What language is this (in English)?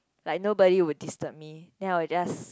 English